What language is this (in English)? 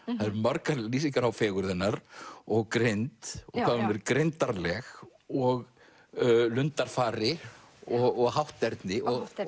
Icelandic